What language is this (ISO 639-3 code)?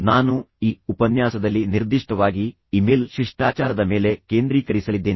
kan